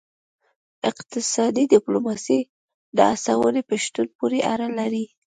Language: Pashto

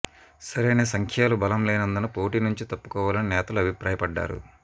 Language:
Telugu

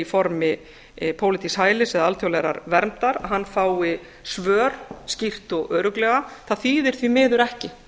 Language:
Icelandic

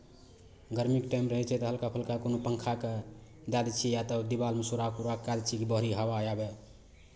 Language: Maithili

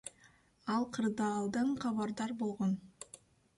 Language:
Kyrgyz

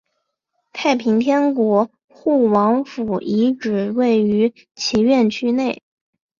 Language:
Chinese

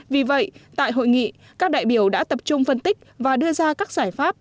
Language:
Vietnamese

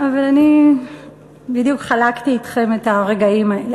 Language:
Hebrew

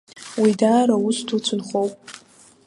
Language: Abkhazian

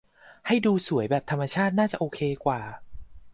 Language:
Thai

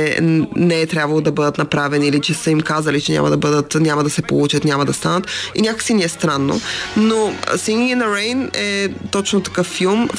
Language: Bulgarian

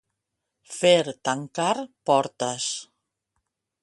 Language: Catalan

